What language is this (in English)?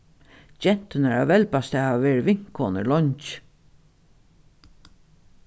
Faroese